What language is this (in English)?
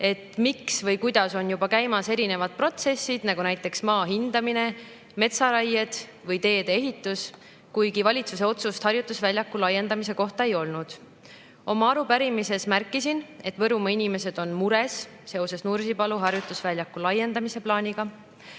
Estonian